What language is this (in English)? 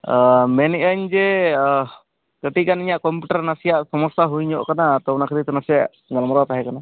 Santali